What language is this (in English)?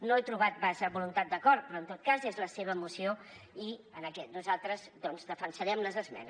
Catalan